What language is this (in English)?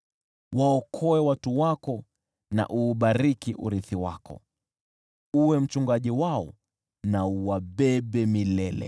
Swahili